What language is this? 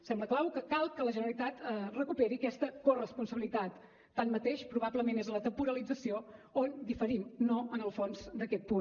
Catalan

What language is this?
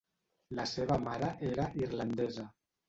Catalan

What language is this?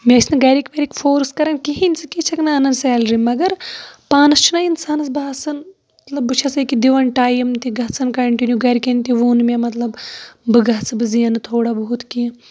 Kashmiri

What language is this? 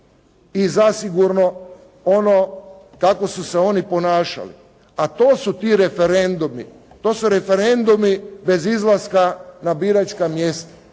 Croatian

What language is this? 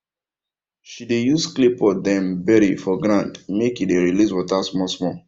Nigerian Pidgin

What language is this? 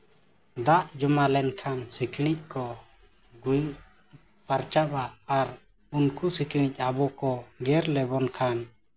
Santali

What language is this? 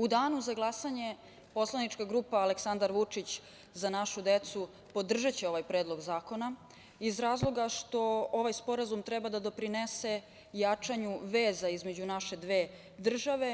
Serbian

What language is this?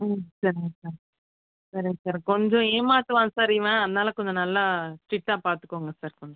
Tamil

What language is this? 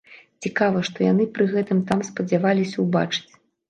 Belarusian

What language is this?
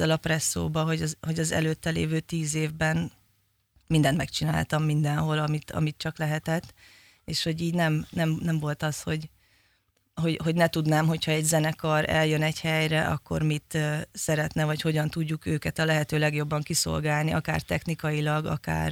Hungarian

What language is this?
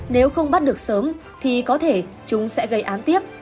Vietnamese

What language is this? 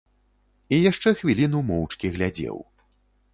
Belarusian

